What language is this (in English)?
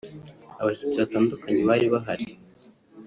Kinyarwanda